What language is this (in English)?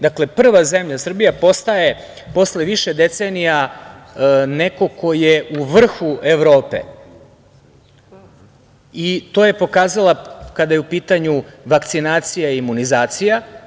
Serbian